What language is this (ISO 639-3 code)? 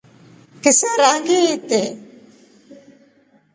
rof